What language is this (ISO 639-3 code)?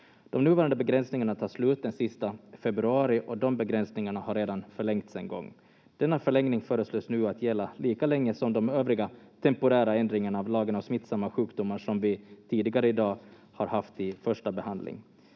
fin